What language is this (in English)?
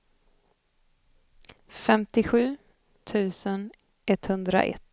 Swedish